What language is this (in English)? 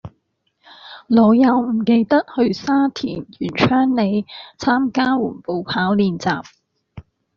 Cantonese